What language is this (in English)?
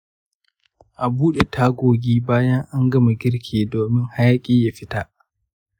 Hausa